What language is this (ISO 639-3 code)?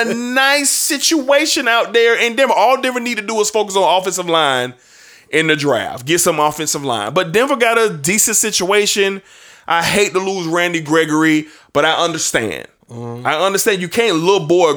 eng